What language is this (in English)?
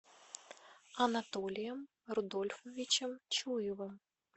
Russian